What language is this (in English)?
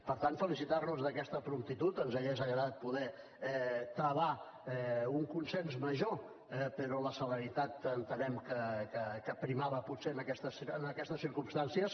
Catalan